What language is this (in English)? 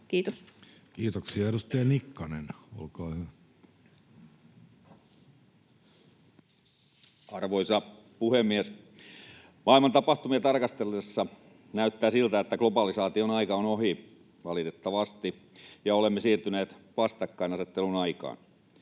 Finnish